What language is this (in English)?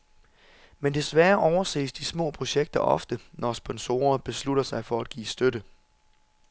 Danish